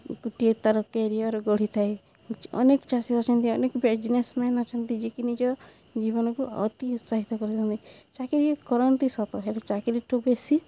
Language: Odia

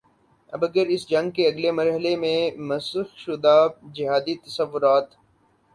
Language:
Urdu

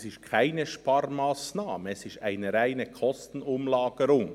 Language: Swiss German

